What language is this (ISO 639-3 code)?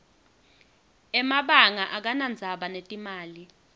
ssw